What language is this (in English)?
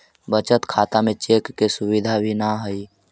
Magahi